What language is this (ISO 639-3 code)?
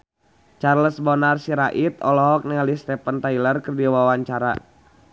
sun